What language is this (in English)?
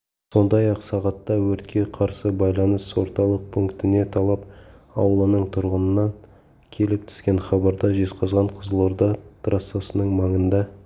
Kazakh